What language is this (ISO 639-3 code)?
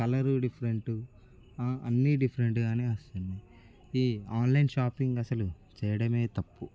tel